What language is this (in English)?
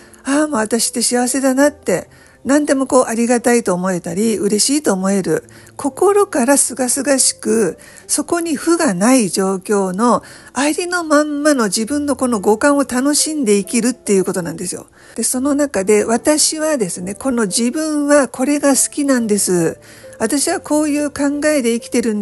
Japanese